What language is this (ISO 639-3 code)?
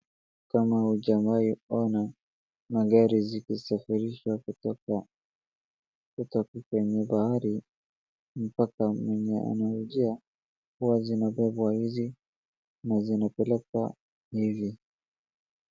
swa